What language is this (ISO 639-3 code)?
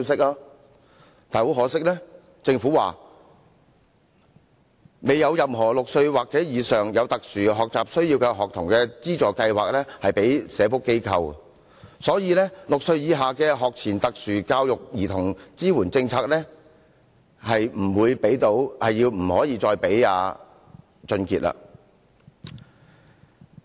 yue